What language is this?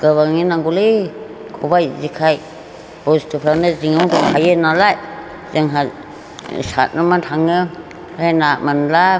Bodo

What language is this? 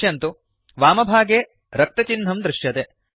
Sanskrit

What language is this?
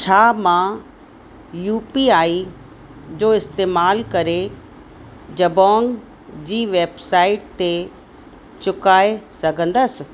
Sindhi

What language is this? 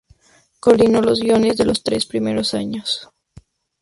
Spanish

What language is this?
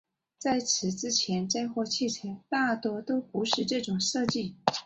Chinese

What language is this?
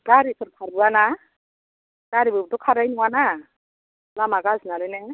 Bodo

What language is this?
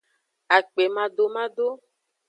Aja (Benin)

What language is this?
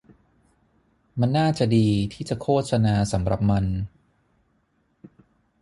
Thai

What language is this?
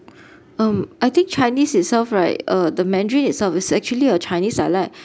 English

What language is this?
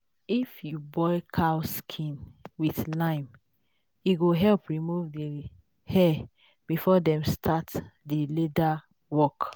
Nigerian Pidgin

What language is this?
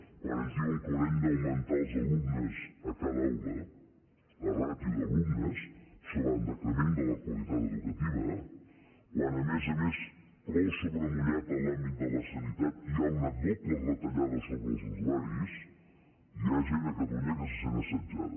Catalan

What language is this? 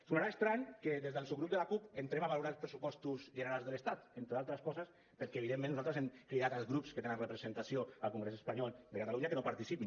Catalan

